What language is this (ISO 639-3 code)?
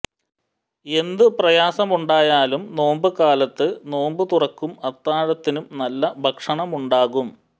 mal